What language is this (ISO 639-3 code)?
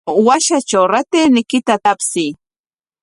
qwa